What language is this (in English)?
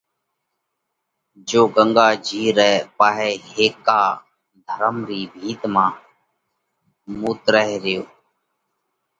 Parkari Koli